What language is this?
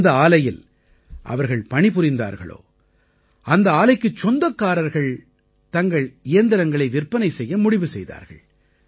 Tamil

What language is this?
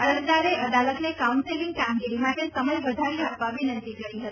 Gujarati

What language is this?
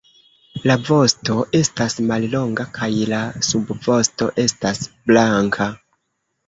Esperanto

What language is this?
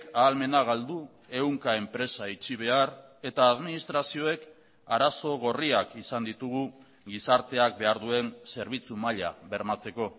Basque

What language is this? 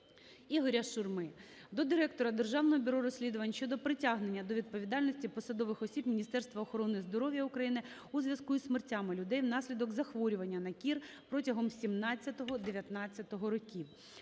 Ukrainian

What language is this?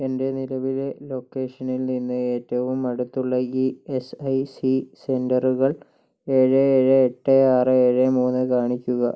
Malayalam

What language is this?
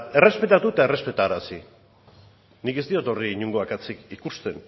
Basque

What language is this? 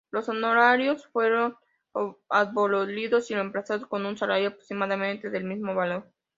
Spanish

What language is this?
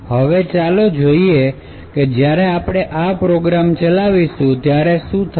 Gujarati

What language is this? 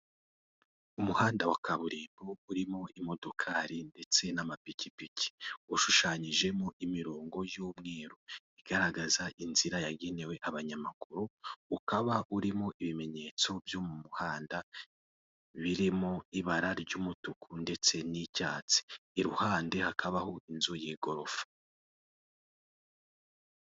Kinyarwanda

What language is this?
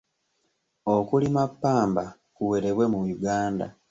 Ganda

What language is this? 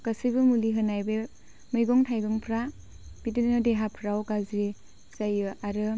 Bodo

